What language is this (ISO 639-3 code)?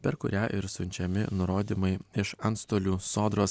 lit